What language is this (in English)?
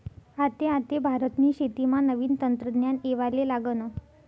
Marathi